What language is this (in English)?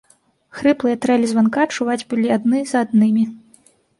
Belarusian